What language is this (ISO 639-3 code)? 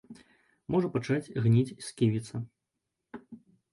bel